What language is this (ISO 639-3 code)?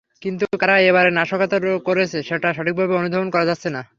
ben